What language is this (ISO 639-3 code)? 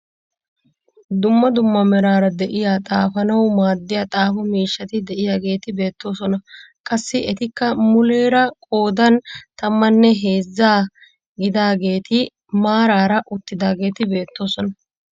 wal